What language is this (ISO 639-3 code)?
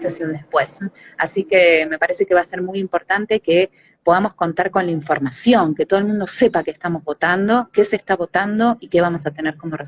spa